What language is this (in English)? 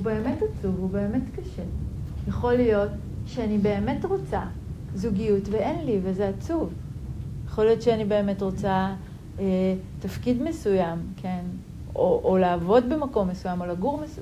Hebrew